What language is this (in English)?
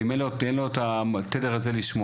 Hebrew